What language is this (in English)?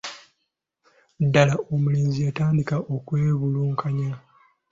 Ganda